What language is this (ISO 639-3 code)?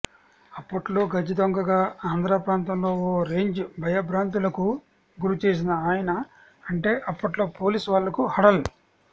tel